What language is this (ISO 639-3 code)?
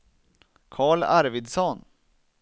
swe